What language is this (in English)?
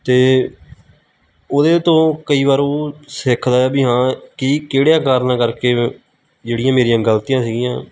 Punjabi